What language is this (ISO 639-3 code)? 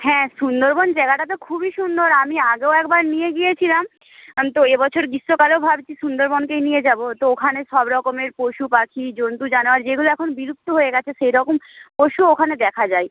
ben